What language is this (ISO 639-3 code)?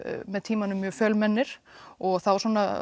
isl